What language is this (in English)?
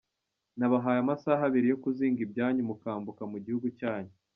Kinyarwanda